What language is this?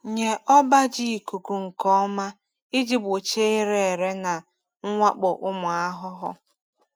Igbo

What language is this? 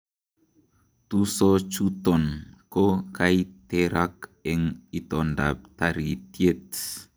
Kalenjin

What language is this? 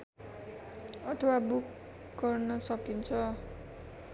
Nepali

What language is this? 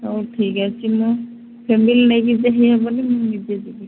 Odia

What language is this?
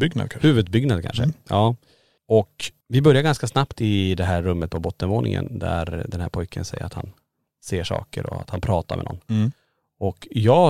Swedish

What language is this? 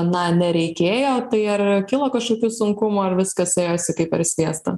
Lithuanian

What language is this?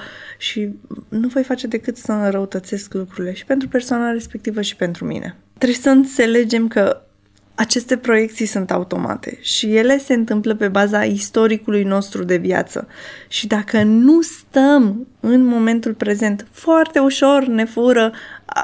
Romanian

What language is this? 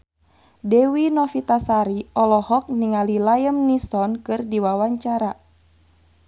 Sundanese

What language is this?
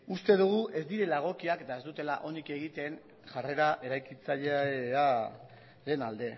Basque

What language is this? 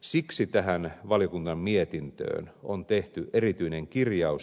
Finnish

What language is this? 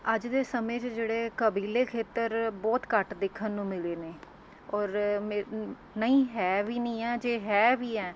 Punjabi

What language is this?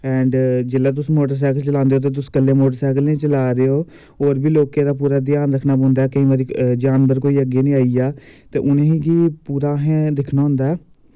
Dogri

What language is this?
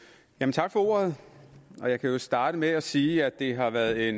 Danish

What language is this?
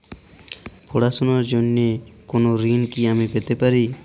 Bangla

